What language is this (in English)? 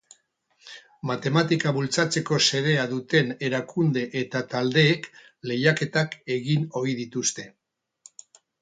Basque